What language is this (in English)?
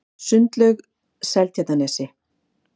Icelandic